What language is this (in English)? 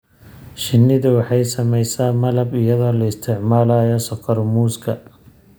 Somali